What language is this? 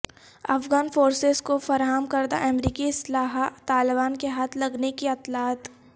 Urdu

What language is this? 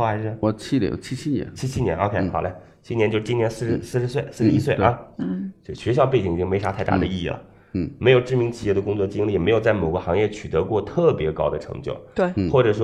Chinese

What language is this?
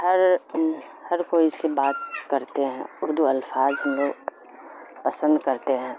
Urdu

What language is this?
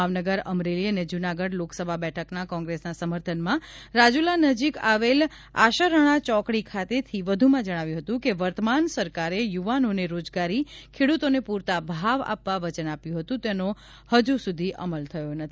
Gujarati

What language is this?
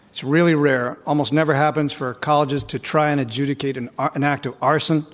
English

